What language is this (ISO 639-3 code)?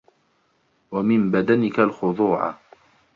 ara